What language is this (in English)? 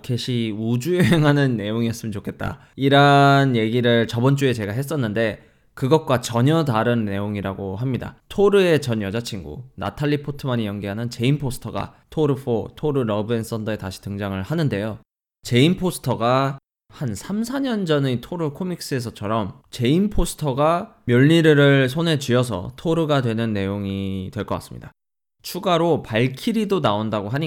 Korean